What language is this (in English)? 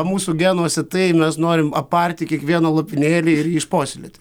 Lithuanian